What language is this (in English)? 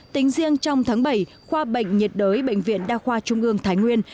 Vietnamese